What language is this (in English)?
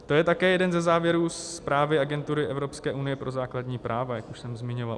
Czech